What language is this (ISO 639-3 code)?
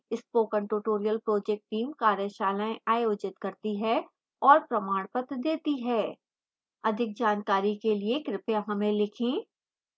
hin